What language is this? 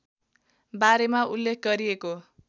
Nepali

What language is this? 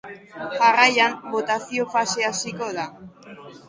Basque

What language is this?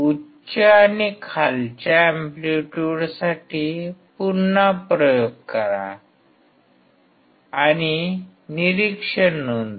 Marathi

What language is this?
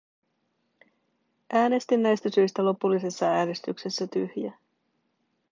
Finnish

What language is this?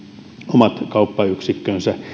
Finnish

